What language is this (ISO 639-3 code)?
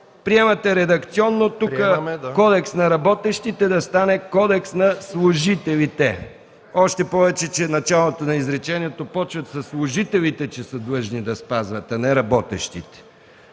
bul